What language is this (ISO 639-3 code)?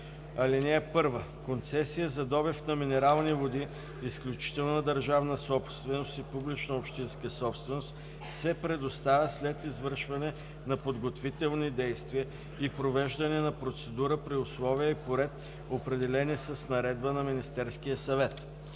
bul